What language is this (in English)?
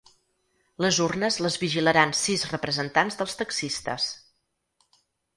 Catalan